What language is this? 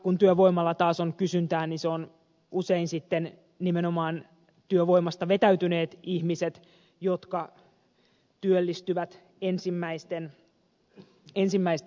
Finnish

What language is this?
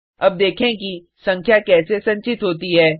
Hindi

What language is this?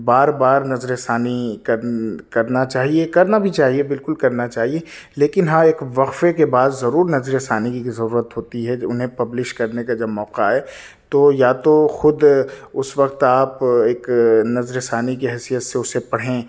Urdu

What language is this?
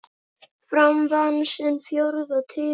Icelandic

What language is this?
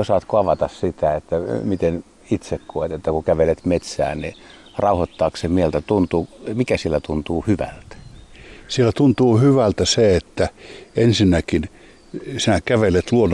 Finnish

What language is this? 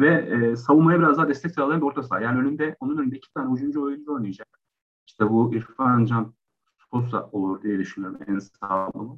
Turkish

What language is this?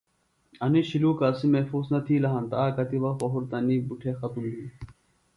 Phalura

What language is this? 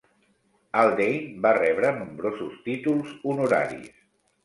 Catalan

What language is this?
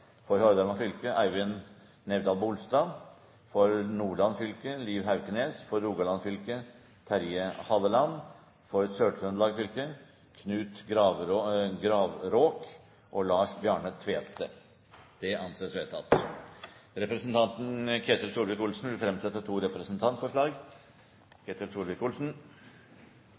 Norwegian Bokmål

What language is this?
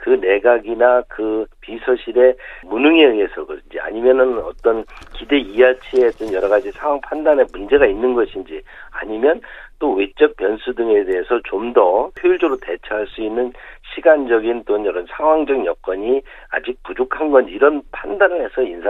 Korean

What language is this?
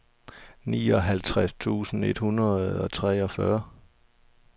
Danish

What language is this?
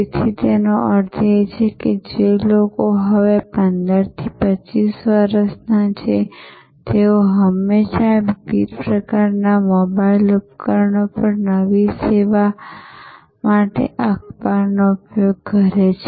Gujarati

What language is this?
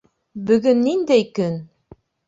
Bashkir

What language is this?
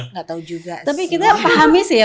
Indonesian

